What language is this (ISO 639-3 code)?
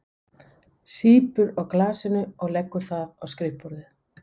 isl